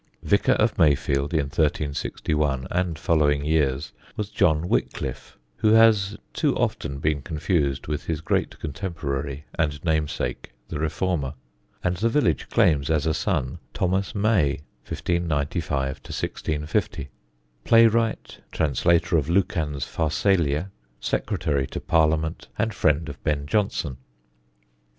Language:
English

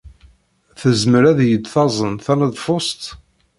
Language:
Kabyle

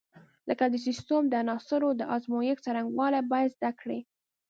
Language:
Pashto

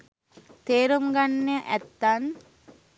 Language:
Sinhala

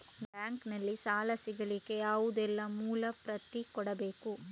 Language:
Kannada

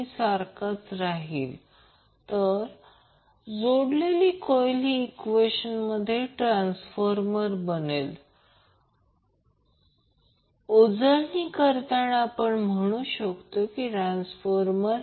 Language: Marathi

